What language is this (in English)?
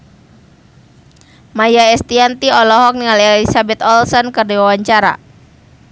Sundanese